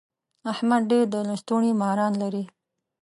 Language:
Pashto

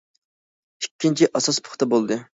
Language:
Uyghur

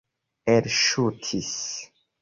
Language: Esperanto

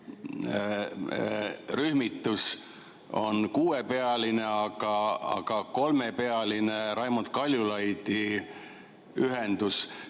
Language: Estonian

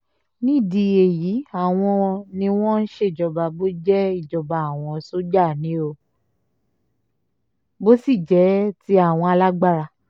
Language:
Yoruba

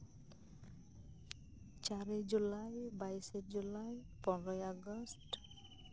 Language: Santali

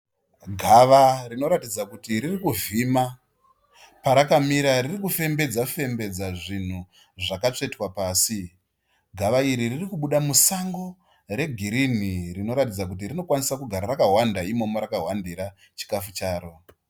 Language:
Shona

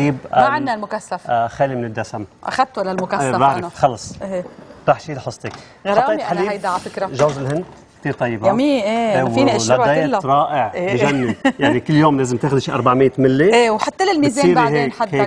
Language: Arabic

